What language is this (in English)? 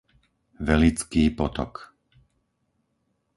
Slovak